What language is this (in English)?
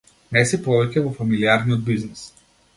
Macedonian